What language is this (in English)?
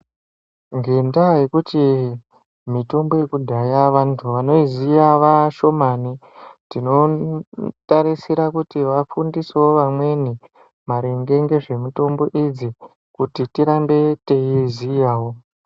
Ndau